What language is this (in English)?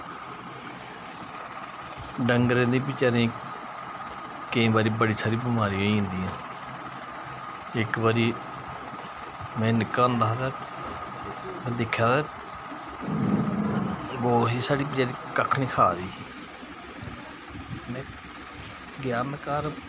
Dogri